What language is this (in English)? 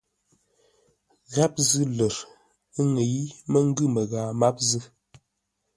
Ngombale